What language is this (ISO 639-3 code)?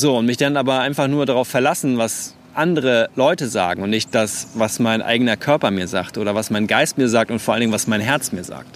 deu